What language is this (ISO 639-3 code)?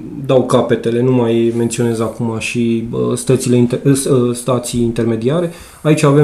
ron